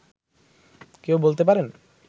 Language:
Bangla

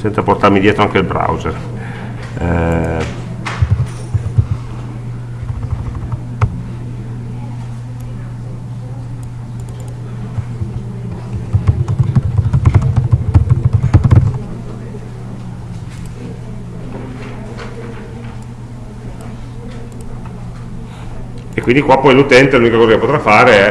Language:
Italian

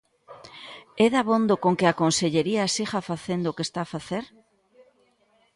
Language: Galician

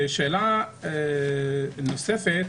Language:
Hebrew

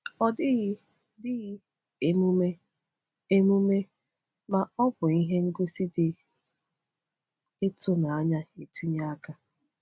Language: Igbo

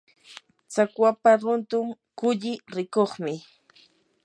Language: Yanahuanca Pasco Quechua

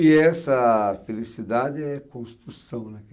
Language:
Portuguese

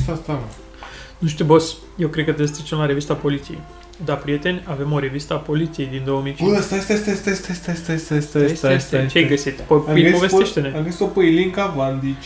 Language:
Romanian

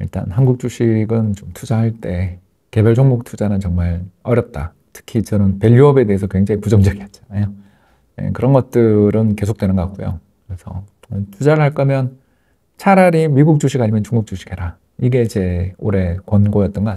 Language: Korean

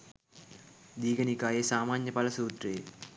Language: Sinhala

